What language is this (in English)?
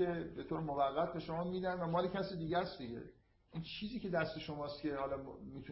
Persian